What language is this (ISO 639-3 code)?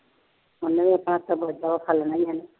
pan